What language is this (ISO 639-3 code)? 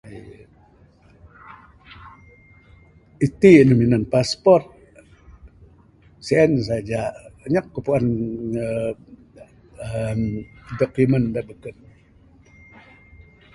sdo